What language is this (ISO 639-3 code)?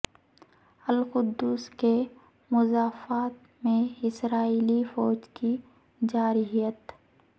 urd